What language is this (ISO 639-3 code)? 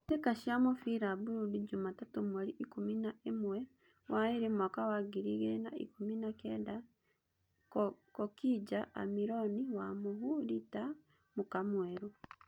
kik